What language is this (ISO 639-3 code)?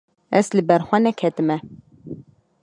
kur